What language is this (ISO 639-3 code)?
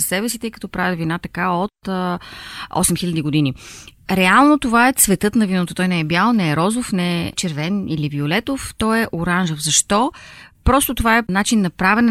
bul